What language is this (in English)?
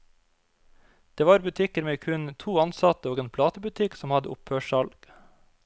Norwegian